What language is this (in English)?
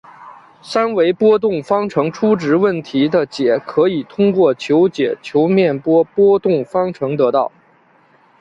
Chinese